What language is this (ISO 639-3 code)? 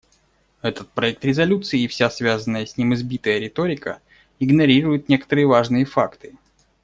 rus